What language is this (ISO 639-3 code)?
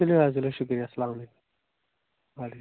kas